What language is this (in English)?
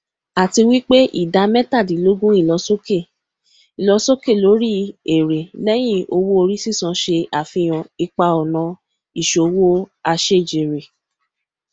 Yoruba